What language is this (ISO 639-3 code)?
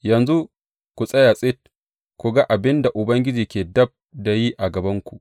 hau